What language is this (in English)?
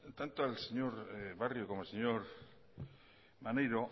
Spanish